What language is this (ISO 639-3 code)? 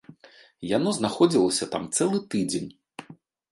bel